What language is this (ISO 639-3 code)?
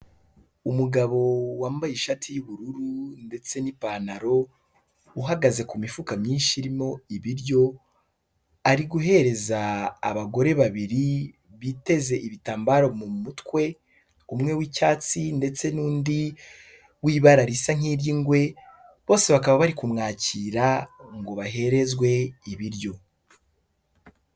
kin